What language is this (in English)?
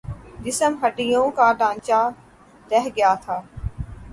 Urdu